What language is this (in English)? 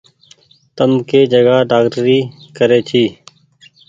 Goaria